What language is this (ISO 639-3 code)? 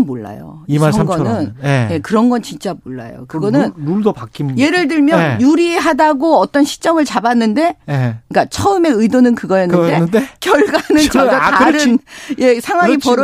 kor